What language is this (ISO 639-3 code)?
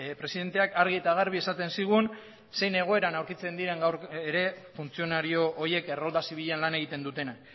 eus